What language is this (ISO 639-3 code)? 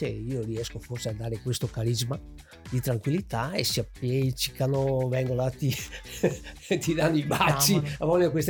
ita